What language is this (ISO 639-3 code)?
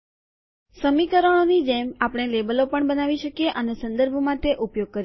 guj